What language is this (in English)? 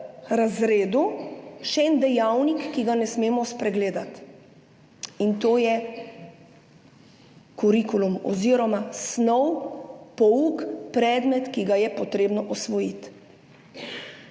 Slovenian